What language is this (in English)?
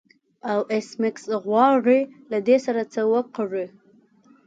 Pashto